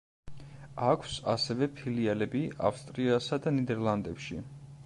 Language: Georgian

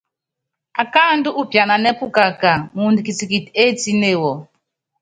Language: Yangben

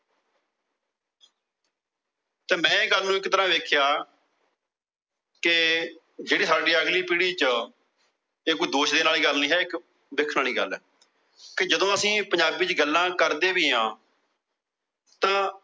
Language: Punjabi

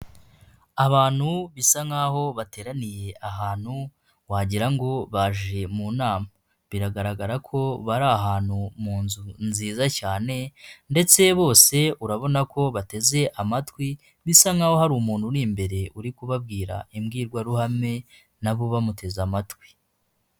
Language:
Kinyarwanda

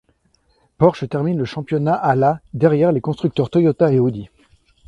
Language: French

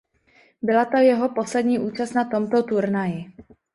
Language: Czech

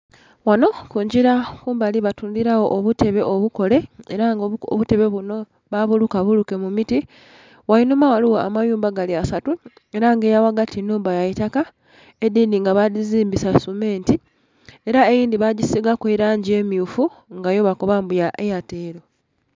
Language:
Soga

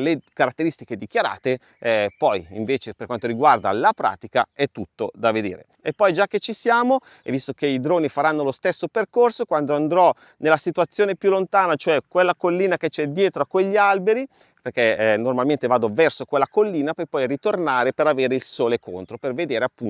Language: Italian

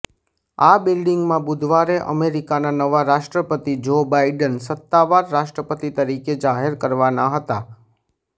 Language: Gujarati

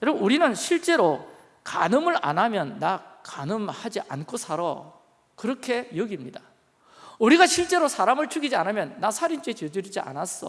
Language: Korean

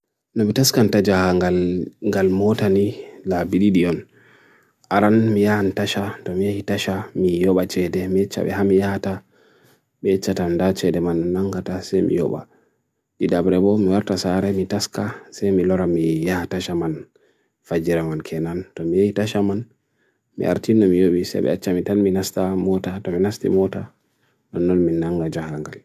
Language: Bagirmi Fulfulde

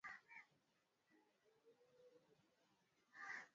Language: Swahili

